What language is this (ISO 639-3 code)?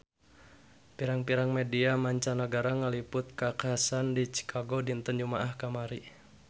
sun